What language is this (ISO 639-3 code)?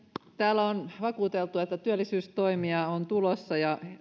fin